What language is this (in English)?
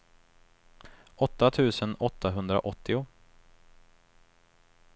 Swedish